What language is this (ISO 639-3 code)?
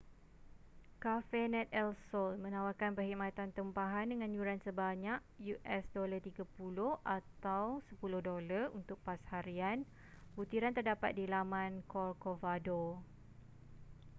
msa